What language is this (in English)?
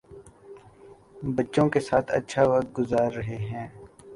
Urdu